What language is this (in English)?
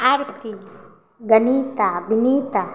Maithili